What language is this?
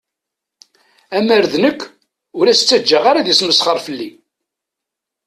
Kabyle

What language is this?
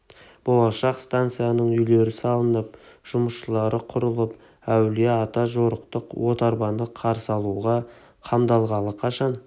Kazakh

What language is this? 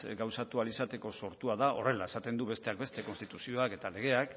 Basque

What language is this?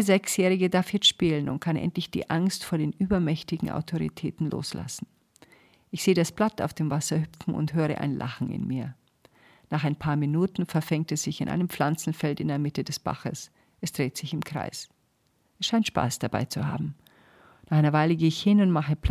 German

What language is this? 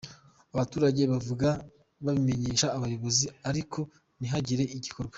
Kinyarwanda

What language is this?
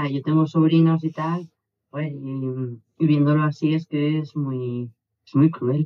Spanish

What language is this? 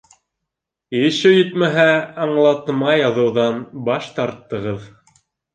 Bashkir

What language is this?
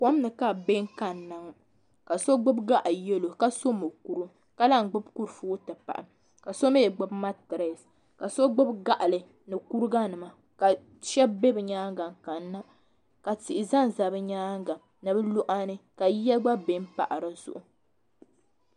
Dagbani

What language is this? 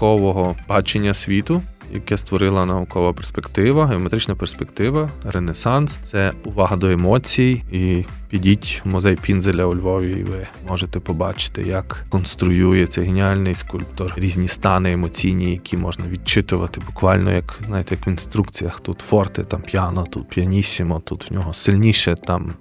Ukrainian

